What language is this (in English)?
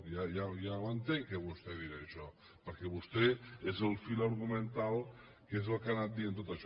Catalan